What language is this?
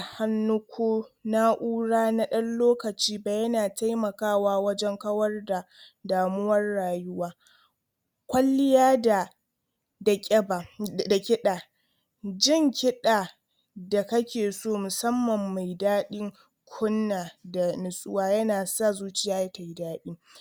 Hausa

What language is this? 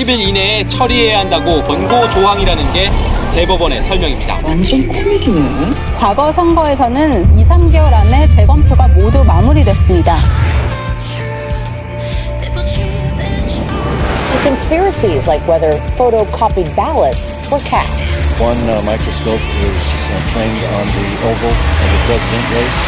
Korean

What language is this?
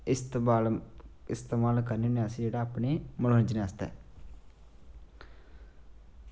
Dogri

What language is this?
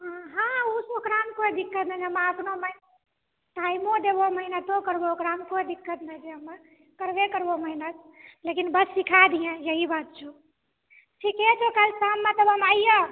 Maithili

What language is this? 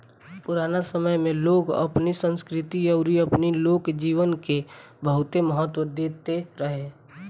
Bhojpuri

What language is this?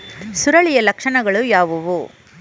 Kannada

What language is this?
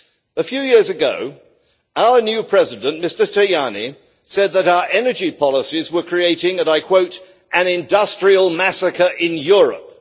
English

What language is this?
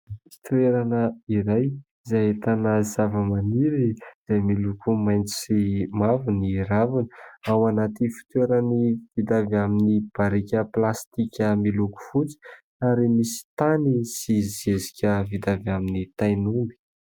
Malagasy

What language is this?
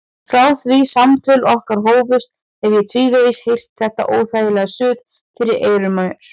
Icelandic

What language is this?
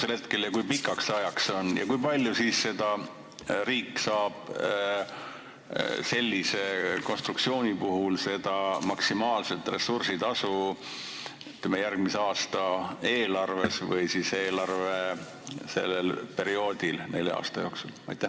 Estonian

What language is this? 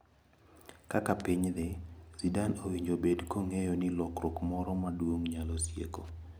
Luo (Kenya and Tanzania)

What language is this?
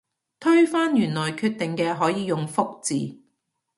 Cantonese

